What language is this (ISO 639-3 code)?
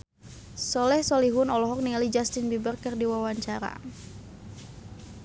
sun